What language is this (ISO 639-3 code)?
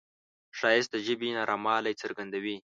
pus